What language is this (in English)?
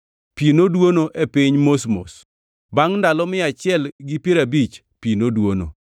Luo (Kenya and Tanzania)